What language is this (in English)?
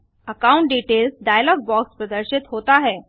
Hindi